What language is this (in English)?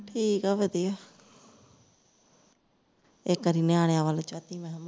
Punjabi